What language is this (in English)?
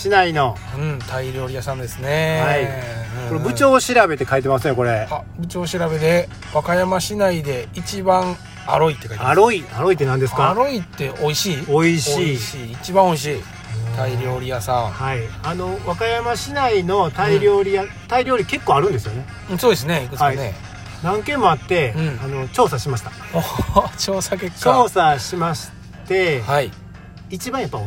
Japanese